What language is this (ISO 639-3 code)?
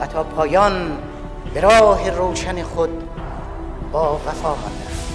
fas